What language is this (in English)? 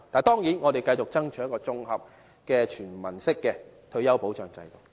Cantonese